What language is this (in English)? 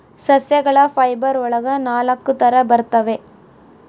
Kannada